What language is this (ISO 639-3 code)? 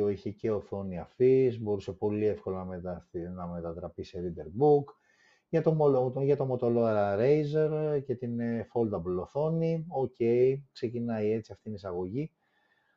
ell